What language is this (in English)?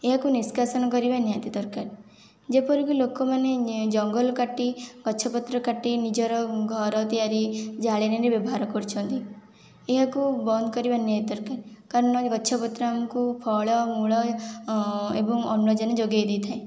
Odia